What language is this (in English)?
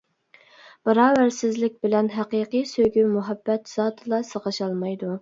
Uyghur